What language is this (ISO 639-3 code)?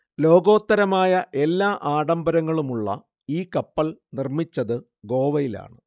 mal